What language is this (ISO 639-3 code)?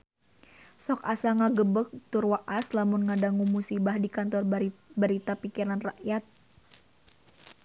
sun